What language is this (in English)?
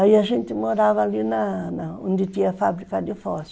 Portuguese